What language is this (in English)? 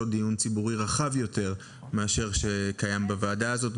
Hebrew